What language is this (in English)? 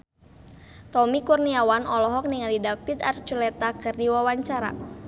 Sundanese